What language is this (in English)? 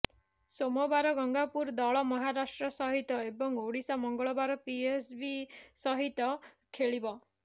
Odia